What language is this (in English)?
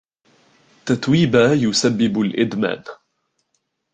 Arabic